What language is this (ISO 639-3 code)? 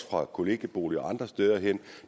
dan